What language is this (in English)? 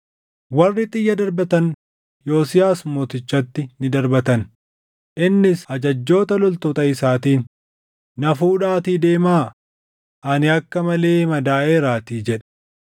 Oromo